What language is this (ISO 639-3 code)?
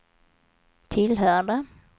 swe